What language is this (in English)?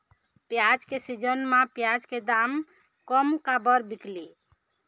Chhattisgarhi